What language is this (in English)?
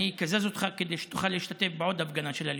Hebrew